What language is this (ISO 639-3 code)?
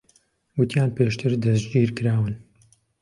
ckb